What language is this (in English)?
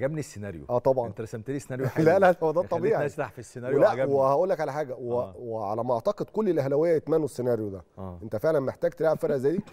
Arabic